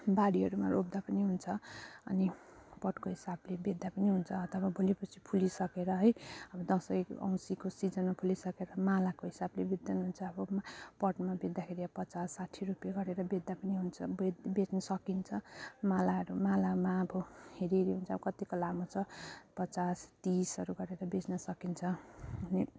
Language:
Nepali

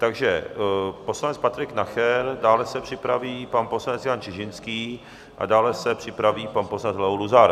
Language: Czech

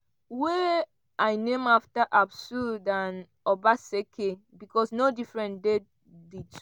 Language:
Nigerian Pidgin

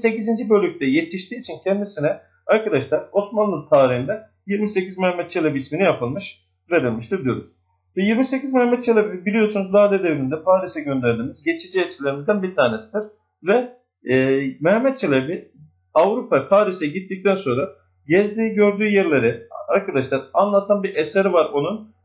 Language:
Turkish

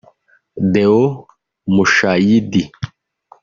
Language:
Kinyarwanda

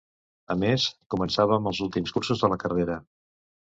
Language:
Catalan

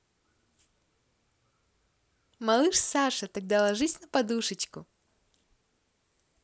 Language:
Russian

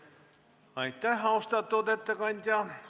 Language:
Estonian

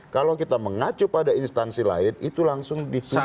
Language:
Indonesian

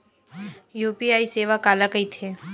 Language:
Chhattisgarhi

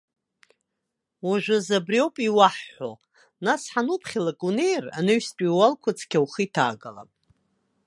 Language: Abkhazian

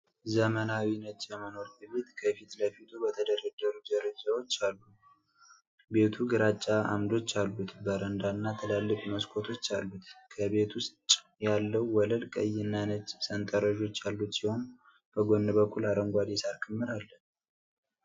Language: Amharic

